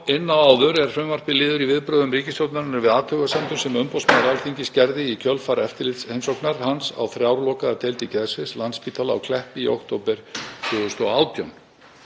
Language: Icelandic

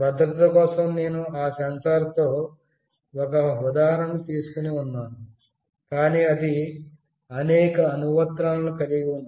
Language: Telugu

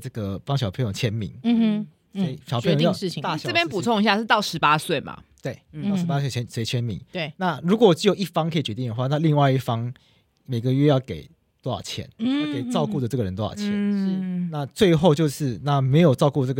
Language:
Chinese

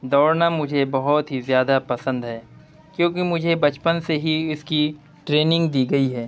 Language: Urdu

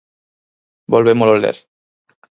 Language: Galician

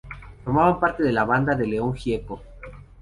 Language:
Spanish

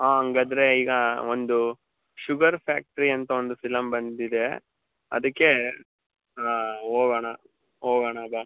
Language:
Kannada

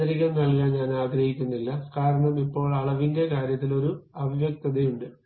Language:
Malayalam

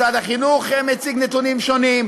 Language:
Hebrew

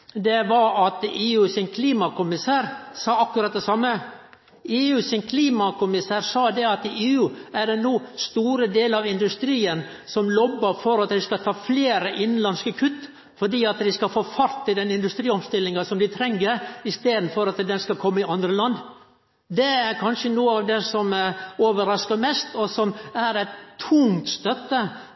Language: Norwegian Nynorsk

